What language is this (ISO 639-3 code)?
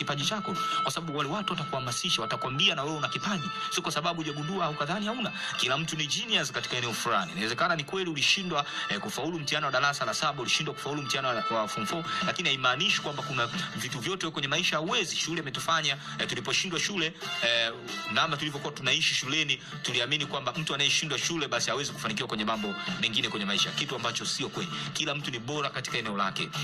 swa